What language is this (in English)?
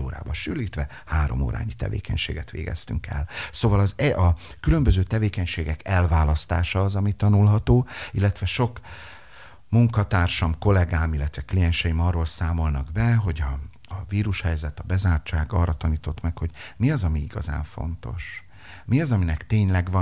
Hungarian